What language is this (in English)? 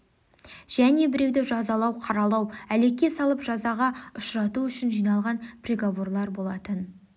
Kazakh